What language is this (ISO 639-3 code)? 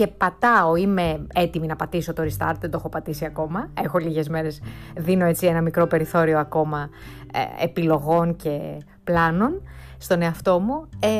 ell